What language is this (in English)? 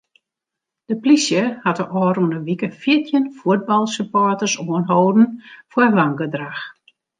Western Frisian